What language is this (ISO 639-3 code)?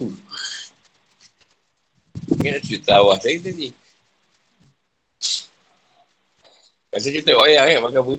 msa